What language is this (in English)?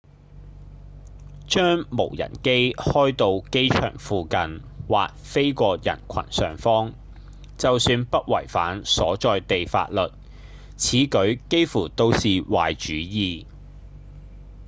Cantonese